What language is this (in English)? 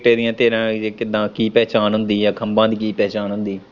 Punjabi